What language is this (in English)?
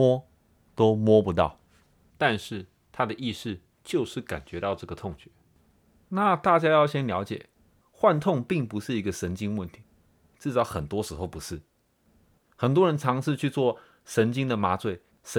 Chinese